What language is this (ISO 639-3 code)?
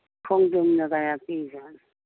mni